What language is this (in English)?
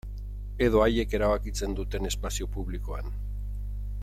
Basque